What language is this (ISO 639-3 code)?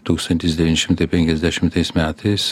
lit